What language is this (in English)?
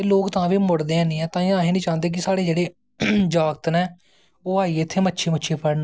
Dogri